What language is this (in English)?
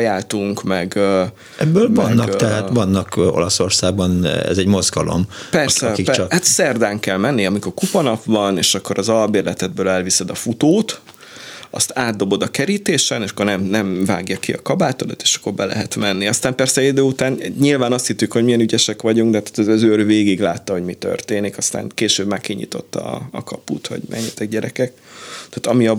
Hungarian